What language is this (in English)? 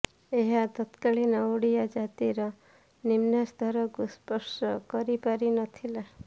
Odia